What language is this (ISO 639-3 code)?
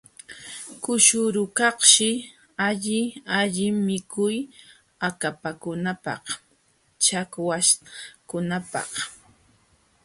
qxw